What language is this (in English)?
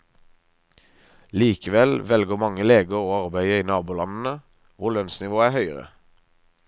Norwegian